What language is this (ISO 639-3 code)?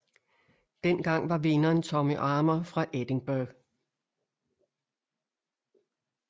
dan